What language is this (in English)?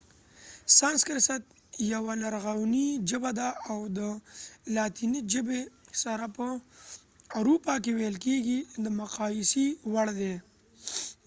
Pashto